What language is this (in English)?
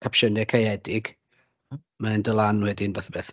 Welsh